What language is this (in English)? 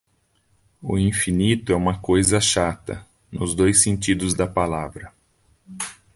Portuguese